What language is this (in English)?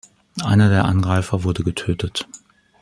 German